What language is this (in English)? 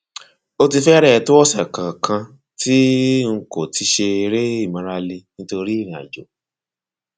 Yoruba